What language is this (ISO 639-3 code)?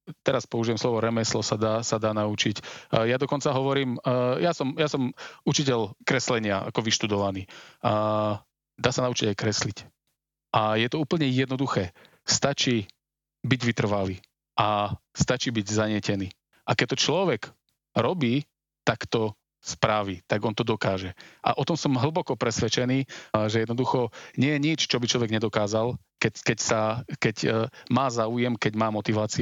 slk